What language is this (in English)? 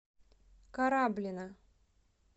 Russian